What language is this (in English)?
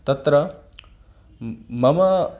Sanskrit